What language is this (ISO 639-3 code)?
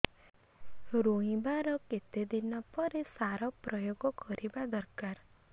ori